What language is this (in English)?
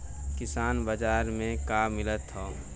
Bhojpuri